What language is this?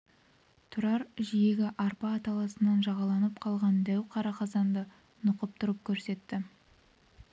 Kazakh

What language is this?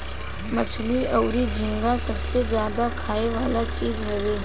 Bhojpuri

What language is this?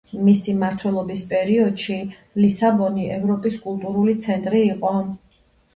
Georgian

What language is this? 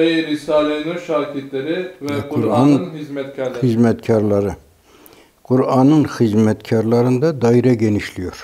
Turkish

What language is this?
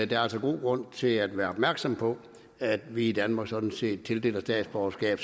Danish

